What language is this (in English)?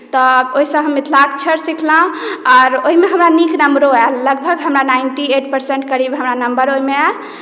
Maithili